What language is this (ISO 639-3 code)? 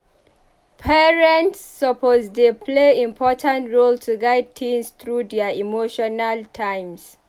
pcm